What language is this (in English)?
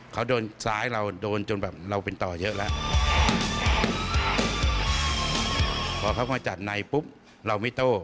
Thai